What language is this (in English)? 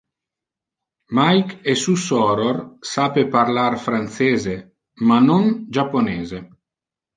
Interlingua